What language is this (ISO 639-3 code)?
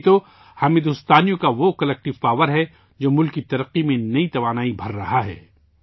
urd